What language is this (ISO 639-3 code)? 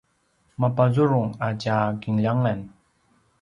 pwn